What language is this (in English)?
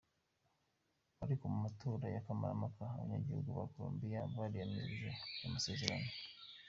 Kinyarwanda